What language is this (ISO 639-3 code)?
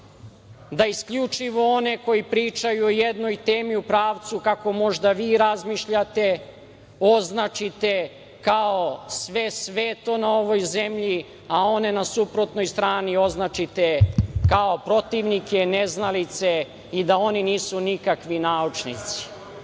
srp